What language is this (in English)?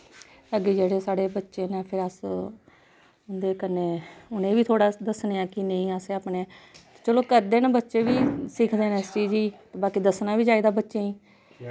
Dogri